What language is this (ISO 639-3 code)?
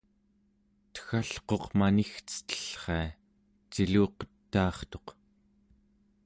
esu